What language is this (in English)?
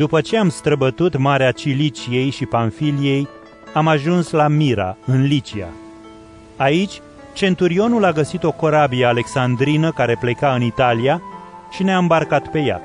Romanian